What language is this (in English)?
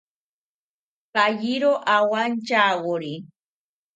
South Ucayali Ashéninka